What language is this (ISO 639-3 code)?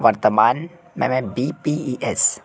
hin